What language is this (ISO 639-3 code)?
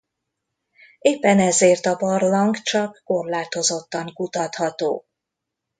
hun